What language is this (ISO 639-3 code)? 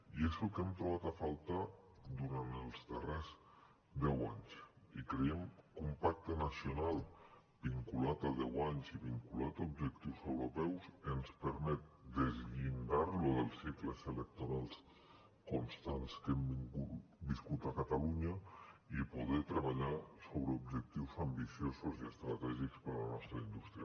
cat